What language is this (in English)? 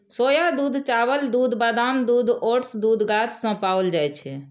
Maithili